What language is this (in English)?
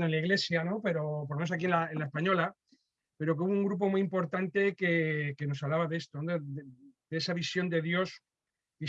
Spanish